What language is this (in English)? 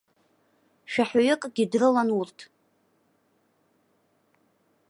Abkhazian